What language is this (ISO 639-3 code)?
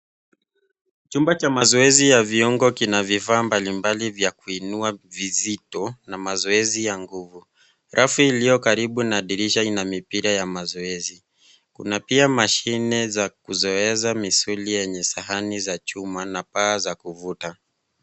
swa